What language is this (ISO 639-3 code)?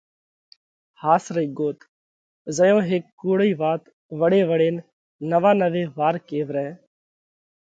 kvx